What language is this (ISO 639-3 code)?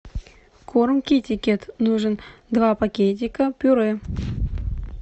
rus